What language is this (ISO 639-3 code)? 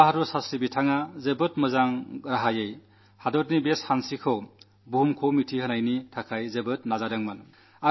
mal